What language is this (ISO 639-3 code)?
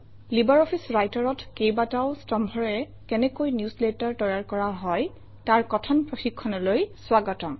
asm